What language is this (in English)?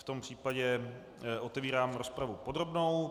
Czech